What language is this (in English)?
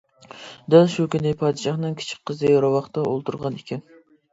Uyghur